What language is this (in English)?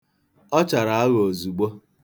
Igbo